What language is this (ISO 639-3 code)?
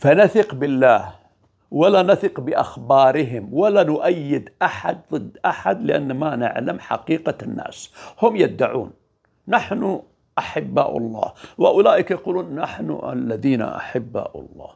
ara